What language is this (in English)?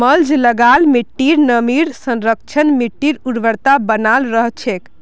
Magahi